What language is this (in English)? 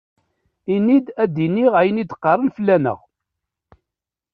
Kabyle